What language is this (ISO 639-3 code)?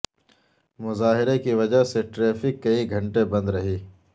urd